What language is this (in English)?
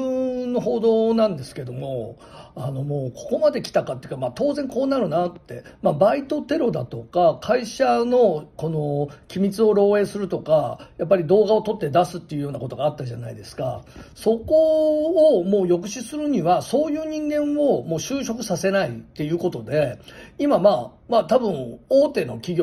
Japanese